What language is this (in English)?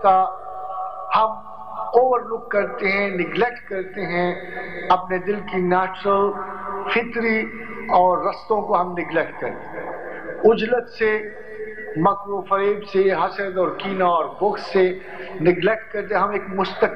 Hindi